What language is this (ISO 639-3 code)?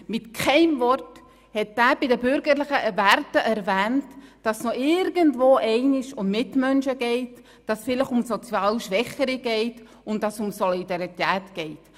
gsw